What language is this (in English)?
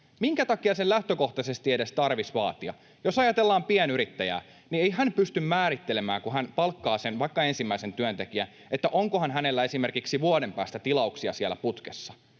Finnish